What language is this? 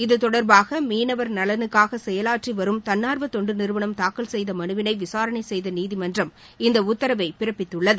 Tamil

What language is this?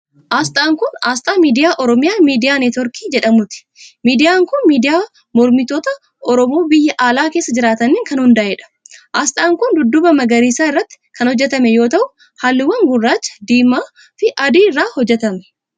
Oromo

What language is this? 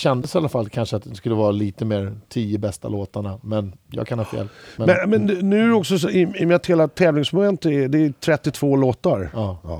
Swedish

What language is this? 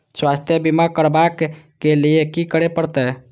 Maithili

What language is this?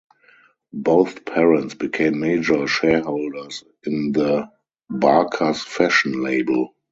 English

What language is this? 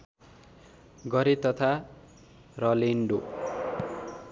Nepali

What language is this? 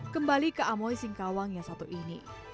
Indonesian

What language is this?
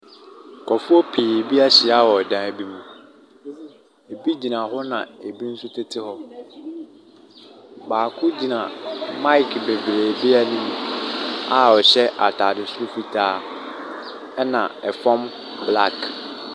Akan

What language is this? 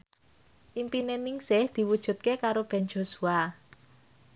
Javanese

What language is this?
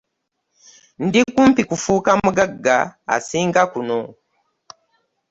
Ganda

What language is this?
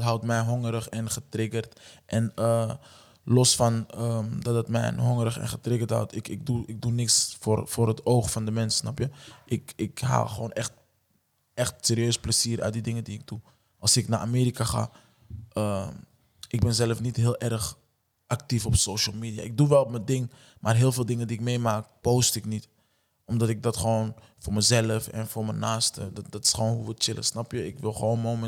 Dutch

